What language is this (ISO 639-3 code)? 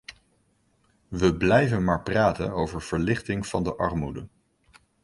nld